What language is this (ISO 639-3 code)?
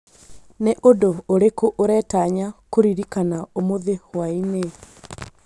kik